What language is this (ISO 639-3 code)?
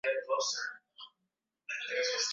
swa